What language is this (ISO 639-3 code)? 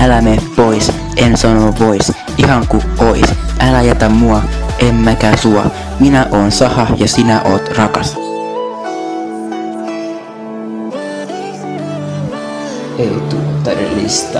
fin